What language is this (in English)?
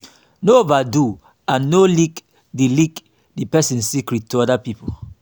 Nigerian Pidgin